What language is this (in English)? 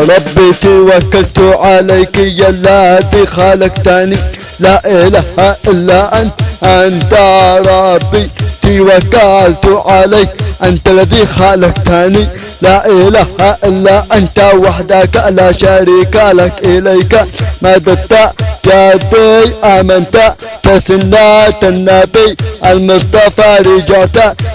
Arabic